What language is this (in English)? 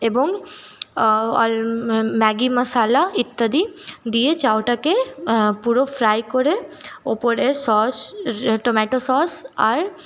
Bangla